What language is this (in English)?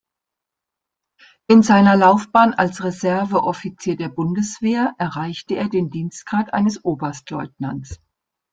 German